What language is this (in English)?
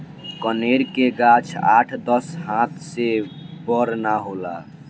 Bhojpuri